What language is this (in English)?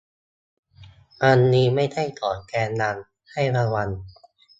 Thai